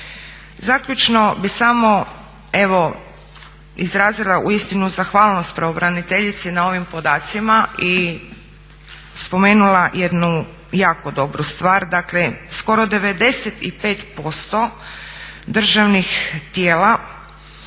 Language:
Croatian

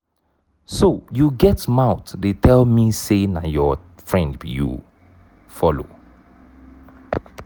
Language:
Nigerian Pidgin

